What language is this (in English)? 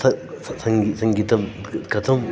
Sanskrit